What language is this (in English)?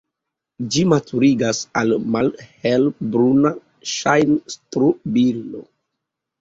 Esperanto